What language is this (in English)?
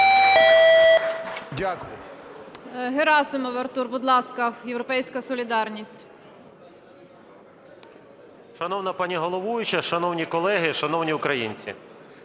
Ukrainian